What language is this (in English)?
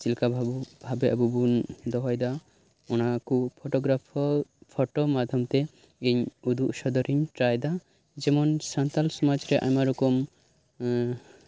Santali